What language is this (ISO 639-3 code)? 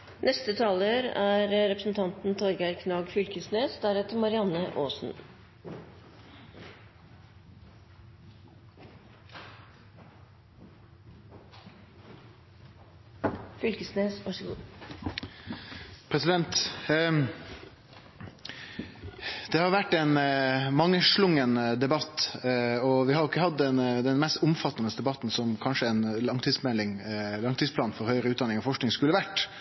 nor